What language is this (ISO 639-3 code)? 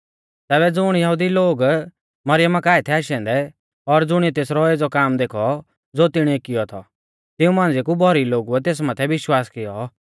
bfz